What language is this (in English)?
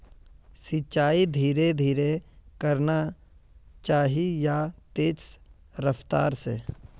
Magahi